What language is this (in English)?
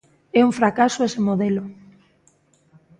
Galician